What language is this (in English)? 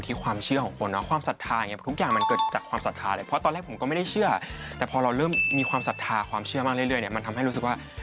Thai